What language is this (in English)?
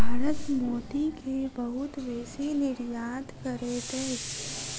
Maithili